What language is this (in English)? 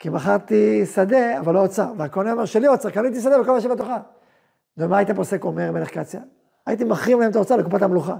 Hebrew